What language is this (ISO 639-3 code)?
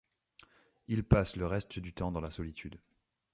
fra